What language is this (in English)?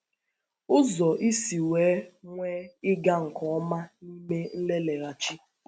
Igbo